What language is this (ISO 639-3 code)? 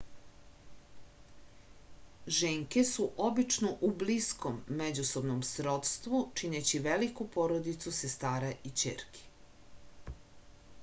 srp